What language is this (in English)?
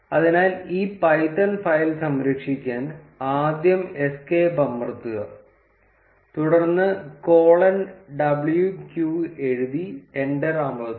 Malayalam